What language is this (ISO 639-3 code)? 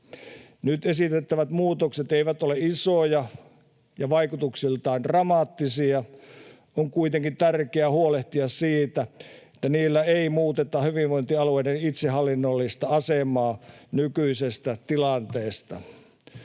fin